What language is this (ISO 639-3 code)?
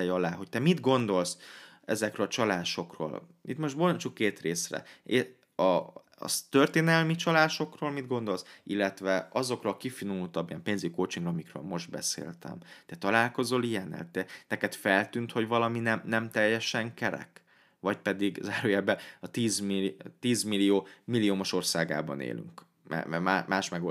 hun